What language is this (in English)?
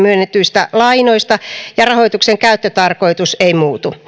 Finnish